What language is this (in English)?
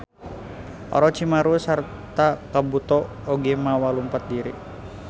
Sundanese